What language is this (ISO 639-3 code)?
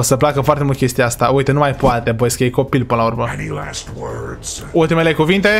ron